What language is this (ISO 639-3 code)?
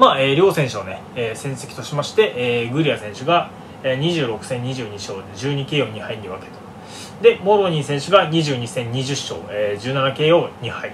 jpn